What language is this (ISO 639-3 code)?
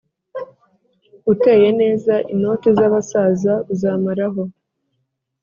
kin